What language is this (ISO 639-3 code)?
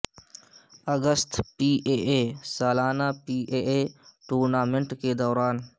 urd